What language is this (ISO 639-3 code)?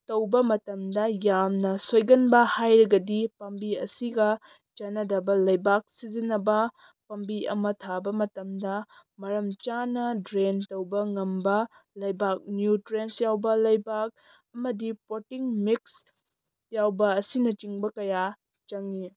mni